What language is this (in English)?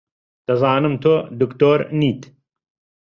Central Kurdish